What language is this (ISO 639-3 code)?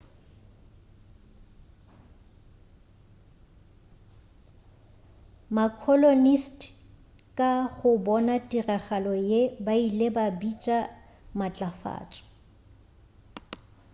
nso